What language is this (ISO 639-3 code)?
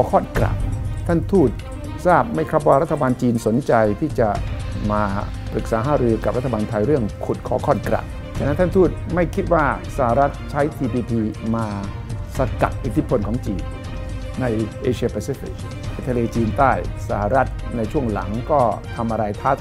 tha